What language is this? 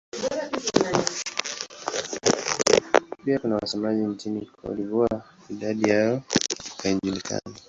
Swahili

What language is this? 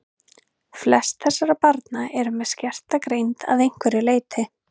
Icelandic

